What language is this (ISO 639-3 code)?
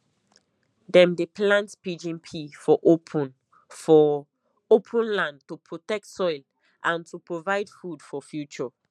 pcm